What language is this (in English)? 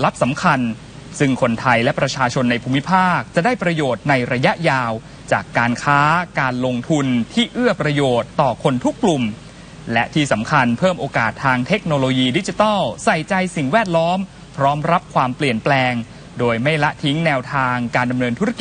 Thai